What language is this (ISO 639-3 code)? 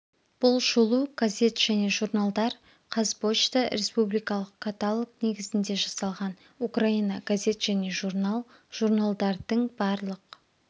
kaz